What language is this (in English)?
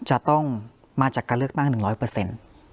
Thai